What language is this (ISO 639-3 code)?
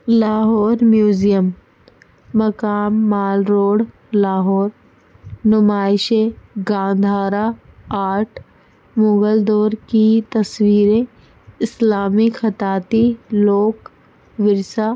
urd